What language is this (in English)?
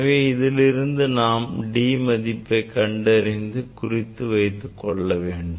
Tamil